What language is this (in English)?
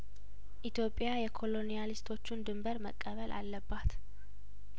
Amharic